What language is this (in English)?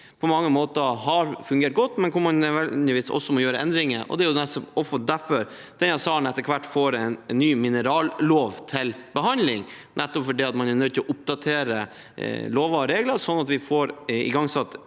Norwegian